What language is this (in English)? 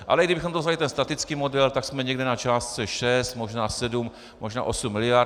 Czech